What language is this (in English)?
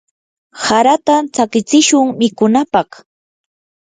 Yanahuanca Pasco Quechua